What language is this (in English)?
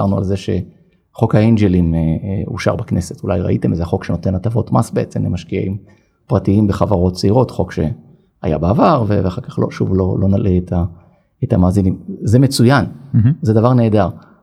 Hebrew